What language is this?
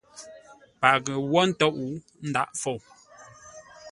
Ngombale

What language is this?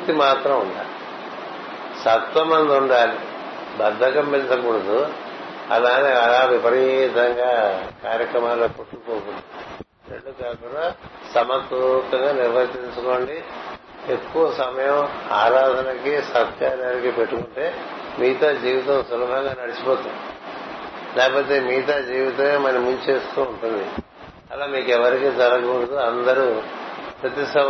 Telugu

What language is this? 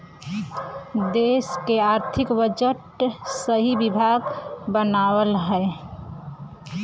Bhojpuri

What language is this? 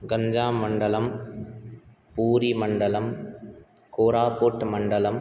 Sanskrit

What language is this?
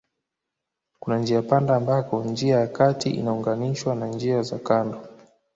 Swahili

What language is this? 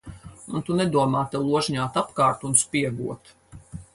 Latvian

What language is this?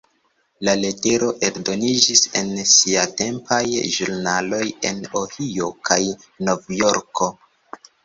Esperanto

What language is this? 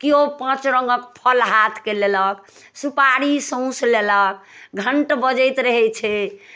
Maithili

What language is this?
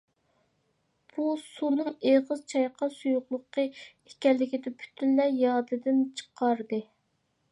Uyghur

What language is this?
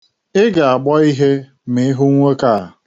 Igbo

